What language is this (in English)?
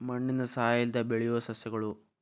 Kannada